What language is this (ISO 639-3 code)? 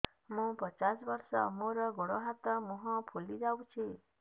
ori